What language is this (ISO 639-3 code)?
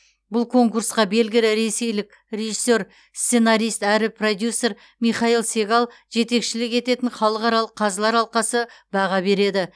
kaz